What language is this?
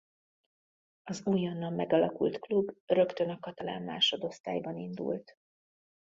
Hungarian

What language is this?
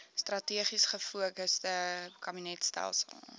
Afrikaans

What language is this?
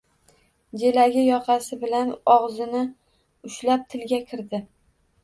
Uzbek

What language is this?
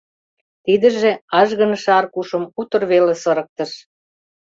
Mari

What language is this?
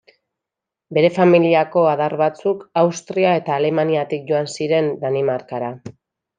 Basque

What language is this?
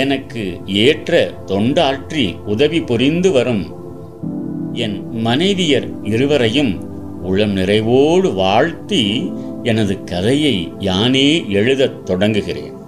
Tamil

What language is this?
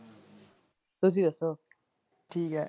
Punjabi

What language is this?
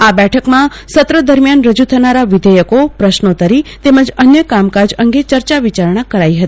Gujarati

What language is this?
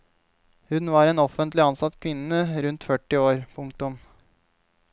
Norwegian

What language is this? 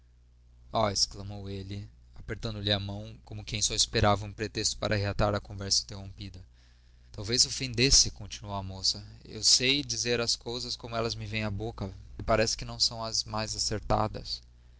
Portuguese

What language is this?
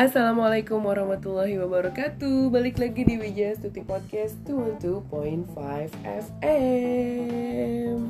Indonesian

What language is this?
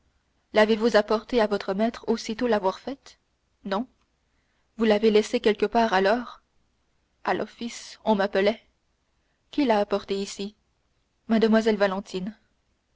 French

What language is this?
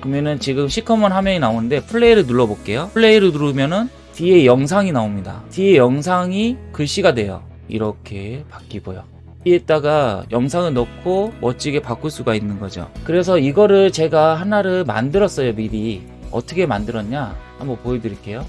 Korean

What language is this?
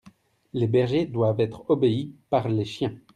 French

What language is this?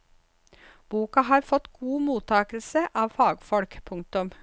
Norwegian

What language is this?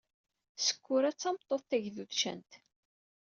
Kabyle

